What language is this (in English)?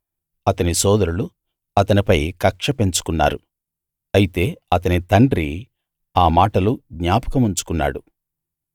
Telugu